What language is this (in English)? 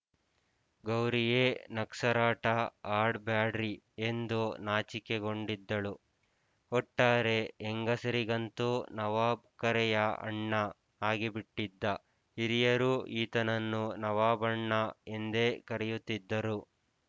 Kannada